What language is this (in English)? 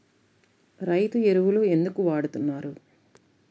Telugu